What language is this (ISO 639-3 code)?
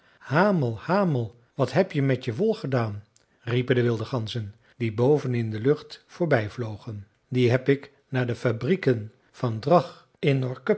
nld